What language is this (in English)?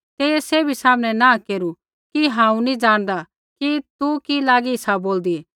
Kullu Pahari